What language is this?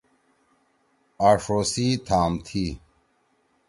Torwali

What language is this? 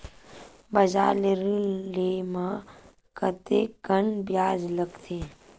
Chhattisgarhi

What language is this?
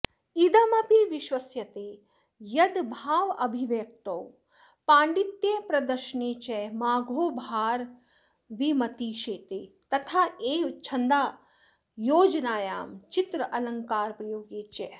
Sanskrit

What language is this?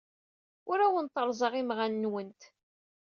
Kabyle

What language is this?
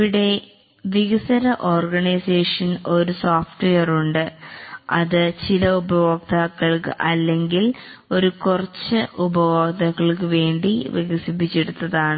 Malayalam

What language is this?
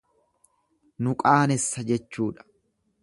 Oromo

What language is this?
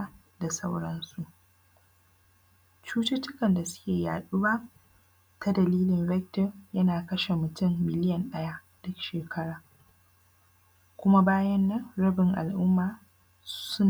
Hausa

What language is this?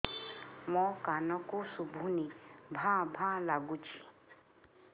Odia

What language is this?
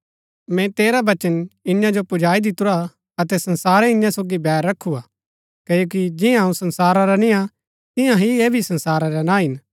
Gaddi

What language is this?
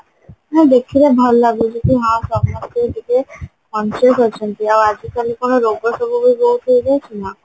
Odia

